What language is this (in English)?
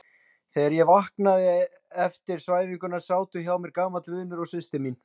Icelandic